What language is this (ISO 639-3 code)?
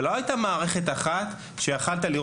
heb